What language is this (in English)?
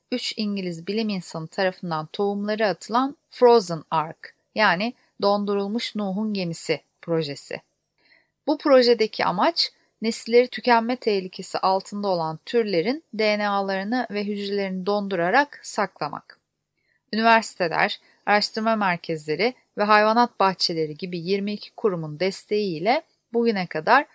Turkish